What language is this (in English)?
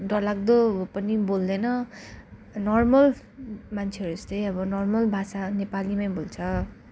Nepali